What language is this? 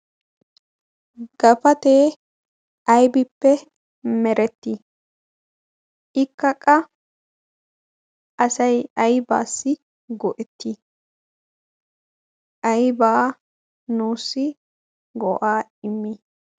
Wolaytta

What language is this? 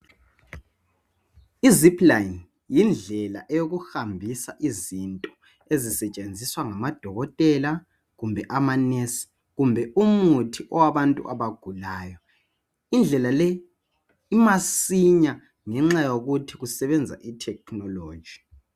North Ndebele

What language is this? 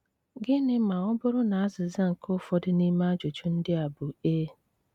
Igbo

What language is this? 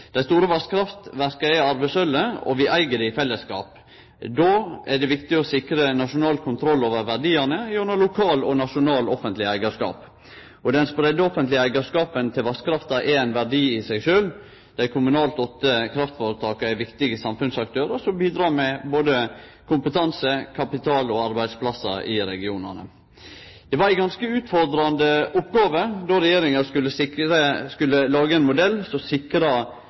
Norwegian Nynorsk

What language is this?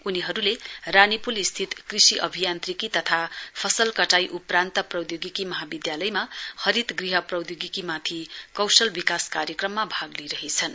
Nepali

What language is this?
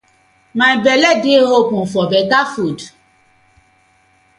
Nigerian Pidgin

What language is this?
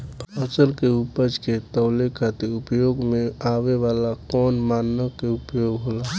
Bhojpuri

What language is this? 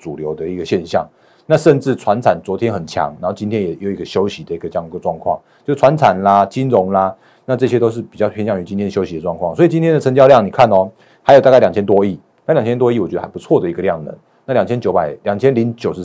Chinese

